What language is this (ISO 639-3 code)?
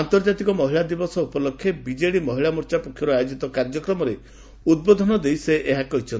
ori